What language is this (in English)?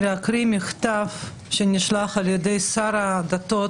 Hebrew